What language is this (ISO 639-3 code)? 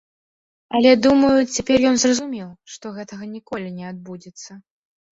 bel